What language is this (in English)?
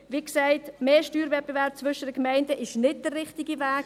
Swiss German